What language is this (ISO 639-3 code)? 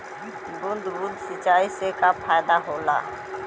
bho